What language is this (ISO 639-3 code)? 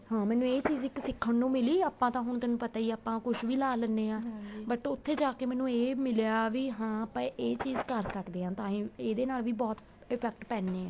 pan